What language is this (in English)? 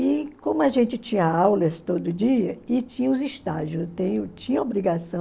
Portuguese